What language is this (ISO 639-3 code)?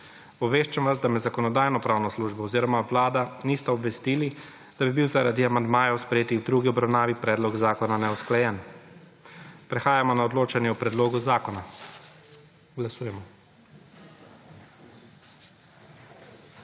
slv